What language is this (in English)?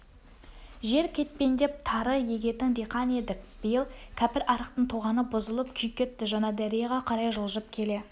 Kazakh